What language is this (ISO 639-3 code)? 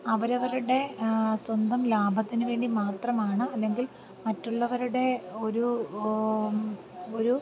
mal